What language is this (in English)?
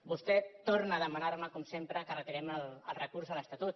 Catalan